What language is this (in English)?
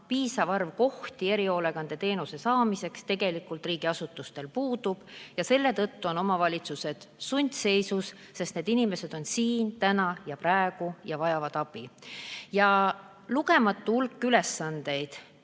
Estonian